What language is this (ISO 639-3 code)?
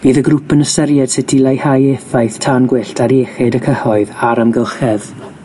cym